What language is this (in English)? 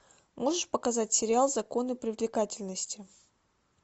Russian